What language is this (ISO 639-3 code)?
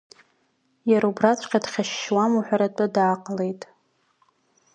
abk